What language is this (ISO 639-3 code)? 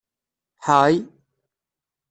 kab